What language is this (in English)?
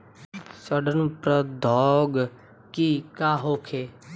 Bhojpuri